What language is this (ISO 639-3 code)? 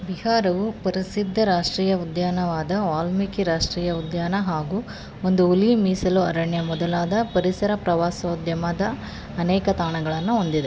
kan